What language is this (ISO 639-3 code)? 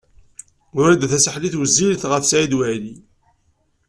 kab